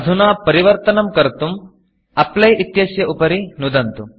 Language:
Sanskrit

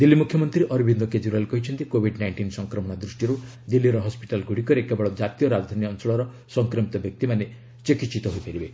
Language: Odia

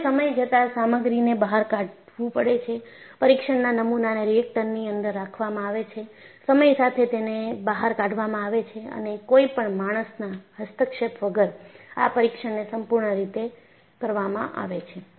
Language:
Gujarati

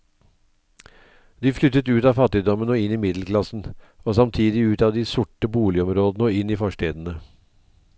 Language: Norwegian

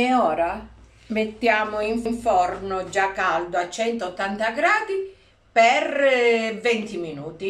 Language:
Italian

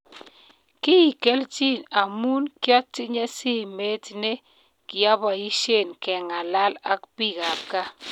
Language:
Kalenjin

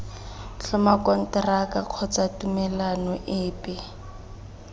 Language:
Tswana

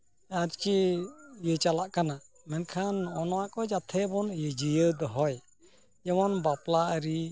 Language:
Santali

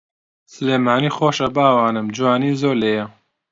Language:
Central Kurdish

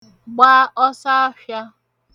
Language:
Igbo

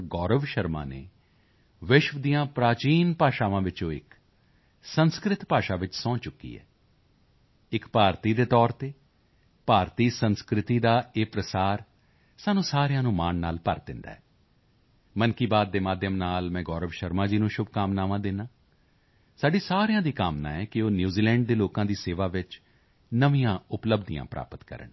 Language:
Punjabi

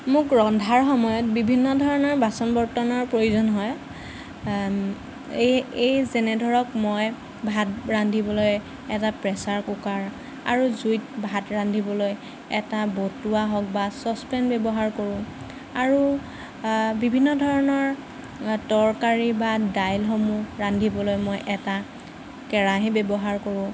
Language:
Assamese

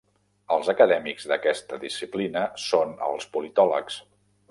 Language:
Catalan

